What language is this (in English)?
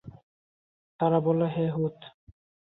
Bangla